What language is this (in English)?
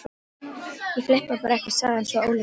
Icelandic